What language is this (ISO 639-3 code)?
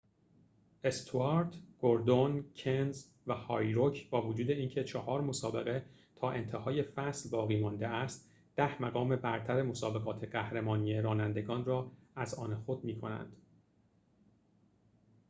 fas